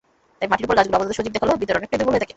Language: Bangla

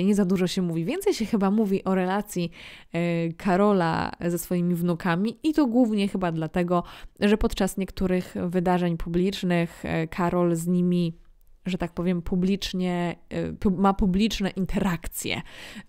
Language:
Polish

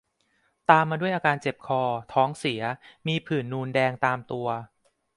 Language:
Thai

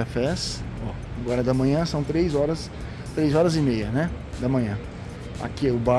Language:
Portuguese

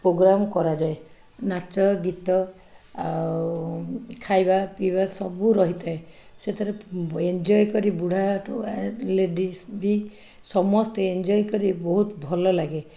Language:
Odia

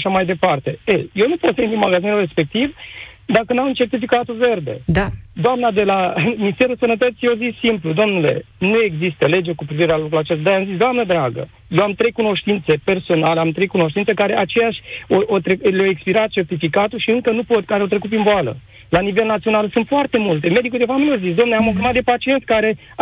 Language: Romanian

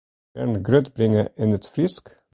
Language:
Western Frisian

